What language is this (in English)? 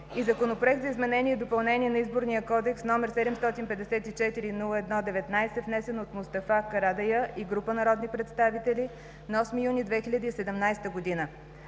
Bulgarian